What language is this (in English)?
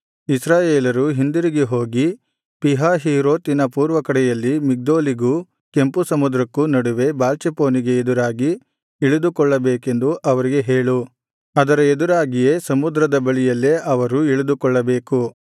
Kannada